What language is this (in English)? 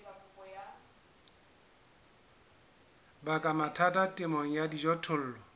Southern Sotho